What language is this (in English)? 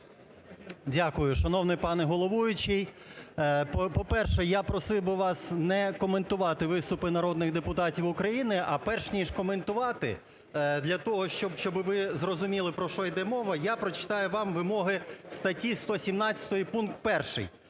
Ukrainian